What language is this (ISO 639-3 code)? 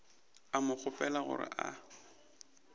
nso